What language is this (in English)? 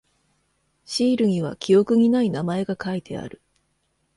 Japanese